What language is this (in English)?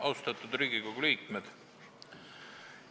Estonian